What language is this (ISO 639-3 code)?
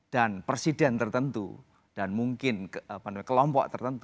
ind